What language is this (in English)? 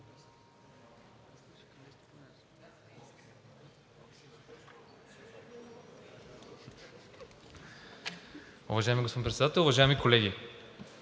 Bulgarian